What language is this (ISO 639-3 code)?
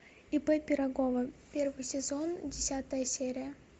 rus